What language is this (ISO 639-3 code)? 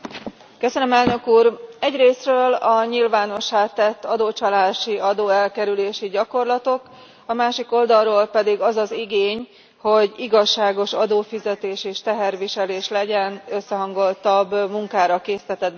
hun